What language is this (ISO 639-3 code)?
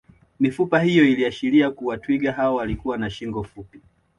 swa